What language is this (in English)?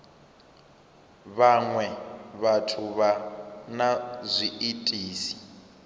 Venda